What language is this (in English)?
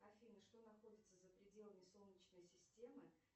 Russian